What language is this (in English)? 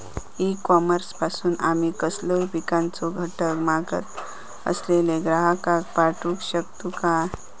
Marathi